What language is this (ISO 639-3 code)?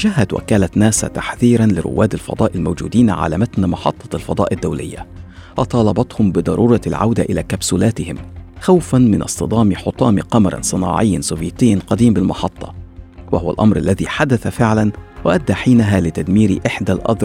ara